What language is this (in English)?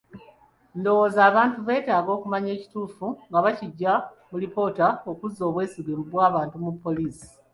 Ganda